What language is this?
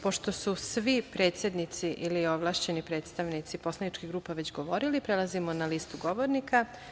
Serbian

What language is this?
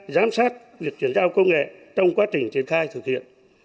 Vietnamese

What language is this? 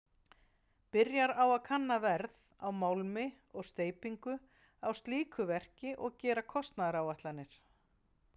Icelandic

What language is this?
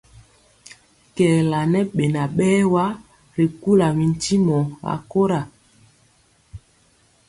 Mpiemo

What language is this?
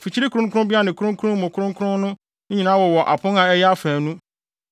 Akan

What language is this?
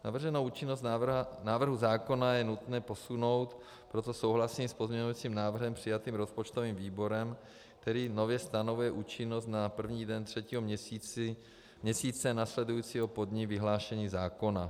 Czech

